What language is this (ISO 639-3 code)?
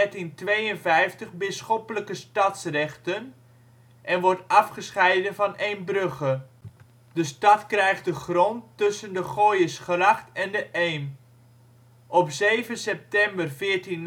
nld